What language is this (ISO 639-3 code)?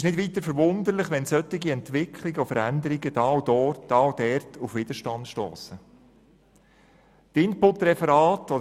gsw